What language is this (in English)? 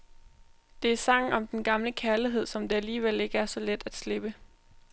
Danish